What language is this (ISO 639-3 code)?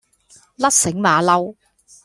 yue